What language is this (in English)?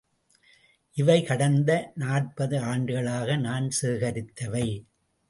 Tamil